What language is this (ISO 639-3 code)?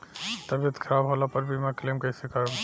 bho